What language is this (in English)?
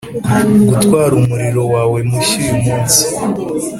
Kinyarwanda